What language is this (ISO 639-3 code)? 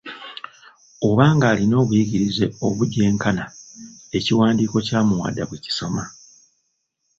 lug